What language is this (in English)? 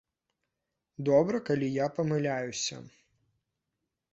Belarusian